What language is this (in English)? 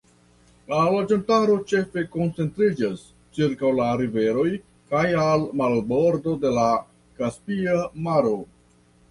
Esperanto